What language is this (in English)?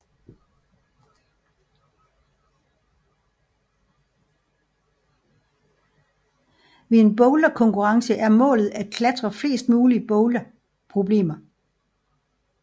Danish